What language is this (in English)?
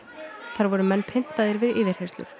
Icelandic